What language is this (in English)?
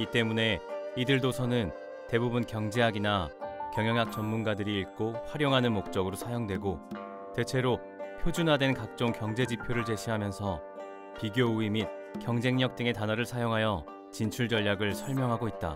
Korean